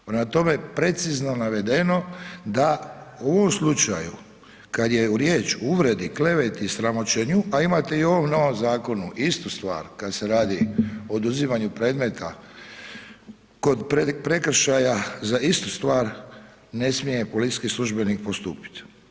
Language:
Croatian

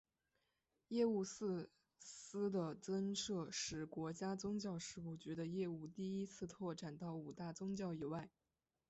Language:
Chinese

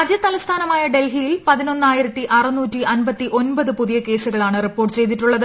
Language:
Malayalam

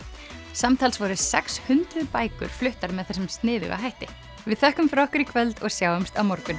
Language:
Icelandic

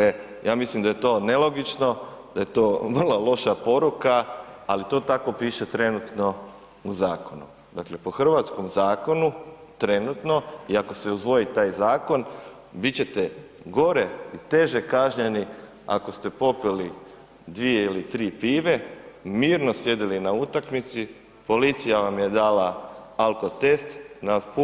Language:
Croatian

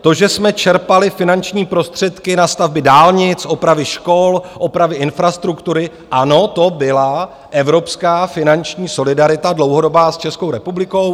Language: Czech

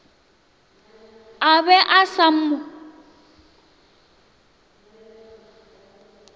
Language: Northern Sotho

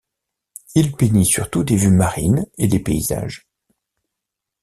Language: French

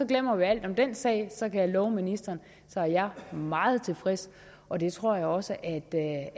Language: Danish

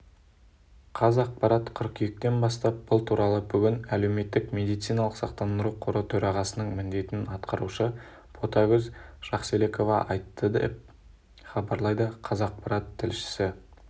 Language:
Kazakh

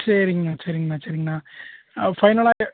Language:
Tamil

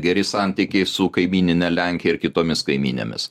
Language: Lithuanian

